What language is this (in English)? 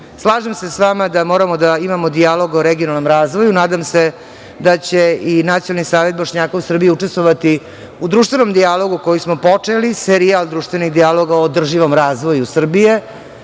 Serbian